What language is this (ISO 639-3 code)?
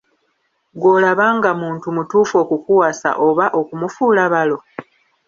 lug